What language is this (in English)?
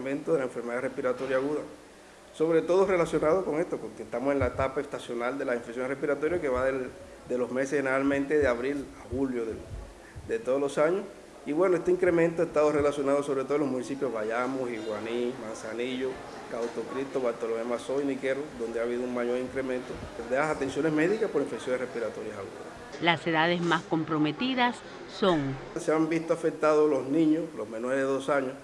Spanish